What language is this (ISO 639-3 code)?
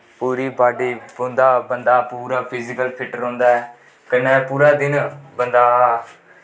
doi